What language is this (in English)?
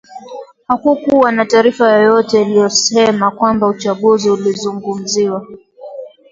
Swahili